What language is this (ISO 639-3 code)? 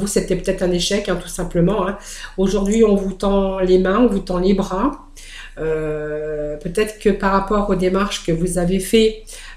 fra